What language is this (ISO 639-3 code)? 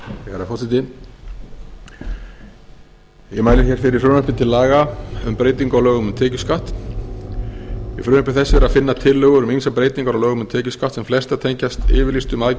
isl